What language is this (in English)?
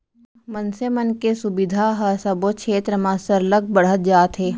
Chhattisgarhi